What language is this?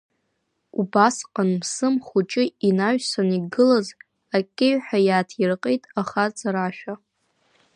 Abkhazian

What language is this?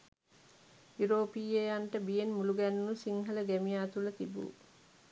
Sinhala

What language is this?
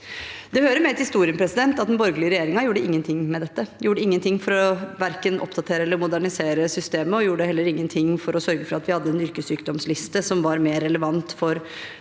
Norwegian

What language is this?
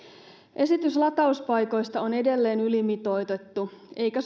Finnish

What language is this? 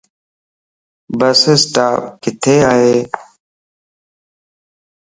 Lasi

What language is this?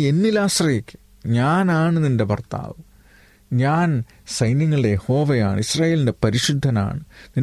Malayalam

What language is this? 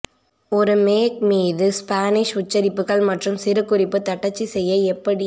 Tamil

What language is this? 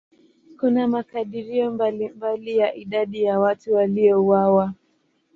Swahili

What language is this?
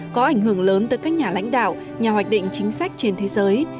Vietnamese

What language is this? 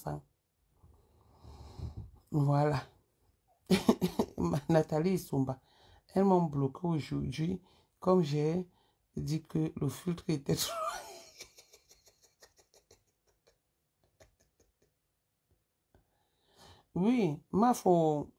French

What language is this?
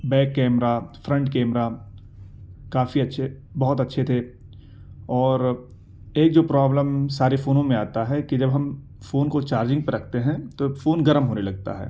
Urdu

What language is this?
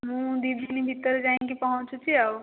Odia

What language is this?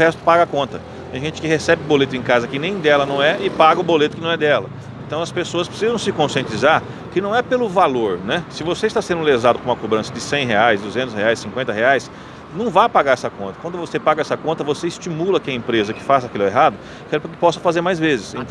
Portuguese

